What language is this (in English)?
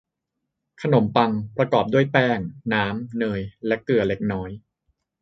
Thai